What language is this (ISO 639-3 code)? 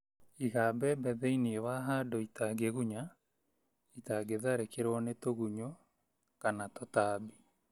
kik